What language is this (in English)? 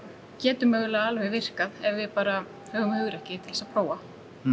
Icelandic